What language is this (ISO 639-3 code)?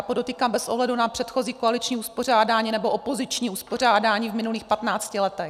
ces